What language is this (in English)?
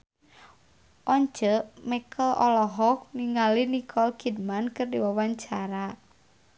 Sundanese